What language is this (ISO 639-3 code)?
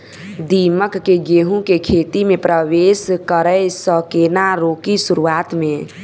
mai